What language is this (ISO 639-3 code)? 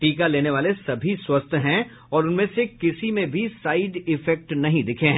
hin